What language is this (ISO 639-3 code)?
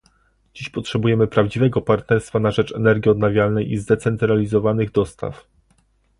pol